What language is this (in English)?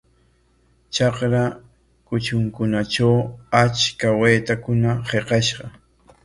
Corongo Ancash Quechua